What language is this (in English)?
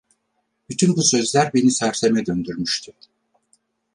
Turkish